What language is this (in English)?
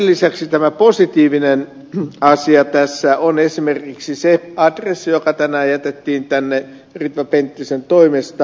Finnish